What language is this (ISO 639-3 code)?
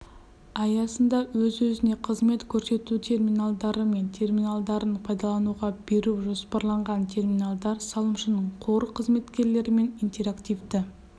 kaz